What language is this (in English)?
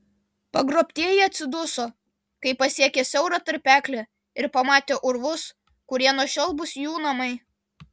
Lithuanian